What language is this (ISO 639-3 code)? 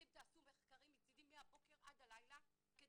heb